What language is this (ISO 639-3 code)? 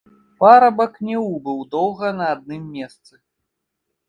bel